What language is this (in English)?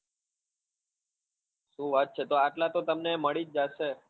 Gujarati